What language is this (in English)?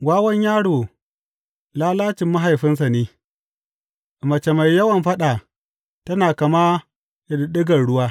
Hausa